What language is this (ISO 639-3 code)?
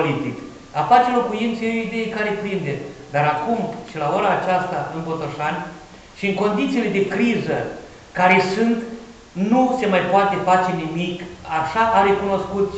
ron